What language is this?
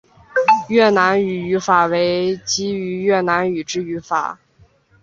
Chinese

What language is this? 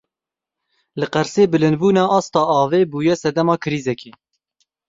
Kurdish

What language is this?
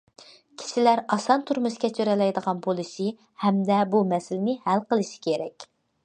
Uyghur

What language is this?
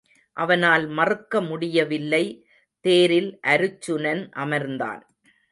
Tamil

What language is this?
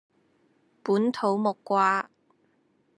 Cantonese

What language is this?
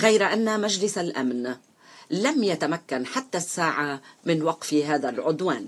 Arabic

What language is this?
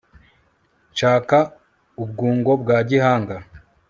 Kinyarwanda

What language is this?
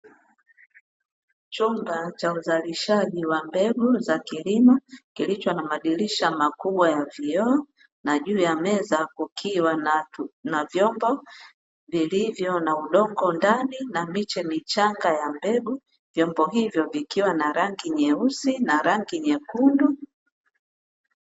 Swahili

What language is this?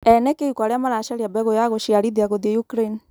Kikuyu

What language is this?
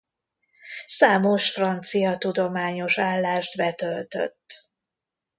Hungarian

